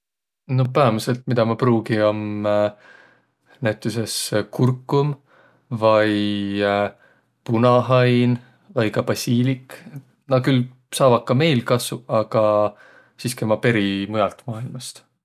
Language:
Võro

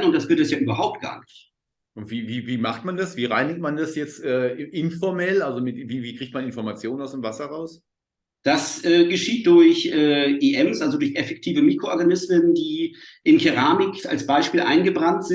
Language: German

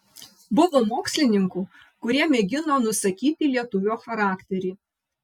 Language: Lithuanian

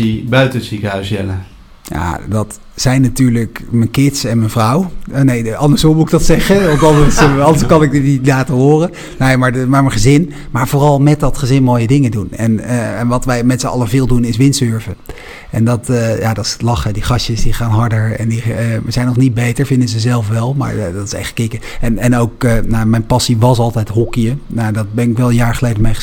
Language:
Dutch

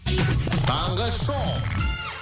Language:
Kazakh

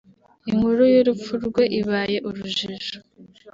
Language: Kinyarwanda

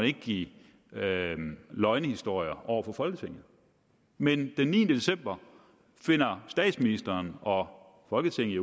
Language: Danish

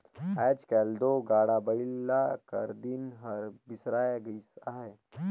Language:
Chhattisgarhi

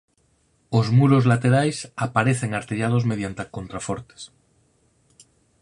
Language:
Galician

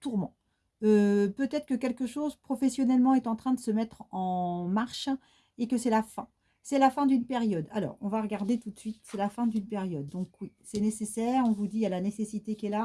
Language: French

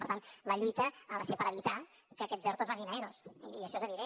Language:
Catalan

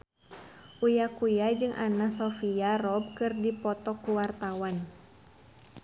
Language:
Sundanese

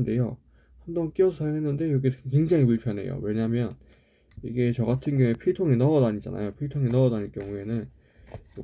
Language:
Korean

